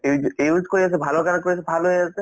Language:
Assamese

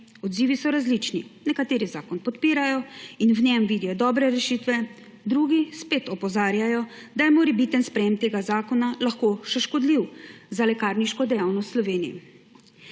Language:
Slovenian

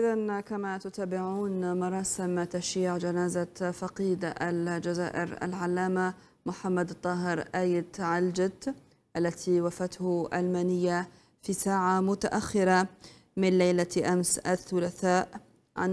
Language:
Arabic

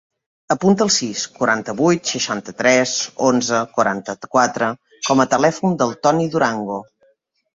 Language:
Catalan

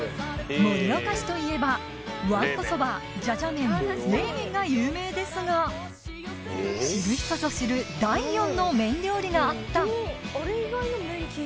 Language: Japanese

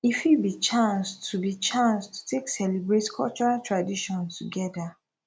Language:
Nigerian Pidgin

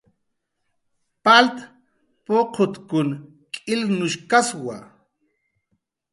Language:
Jaqaru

